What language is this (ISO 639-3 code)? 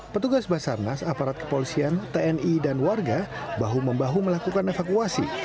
ind